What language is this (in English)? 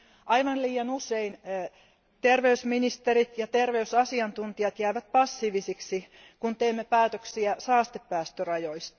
Finnish